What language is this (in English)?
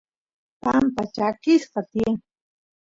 Santiago del Estero Quichua